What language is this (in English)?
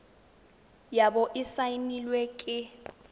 Tswana